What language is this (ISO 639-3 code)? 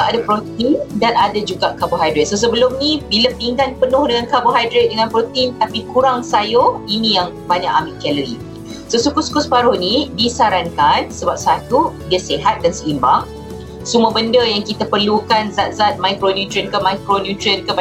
msa